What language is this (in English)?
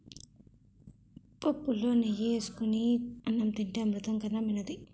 Telugu